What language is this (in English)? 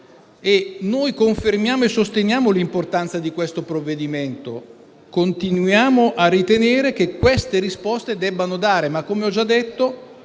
Italian